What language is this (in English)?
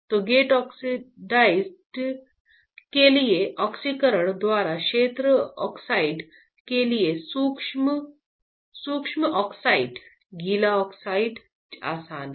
Hindi